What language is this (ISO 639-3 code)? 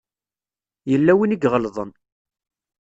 kab